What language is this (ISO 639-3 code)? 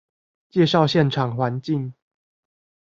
zho